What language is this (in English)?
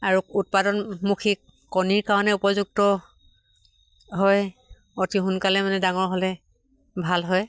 Assamese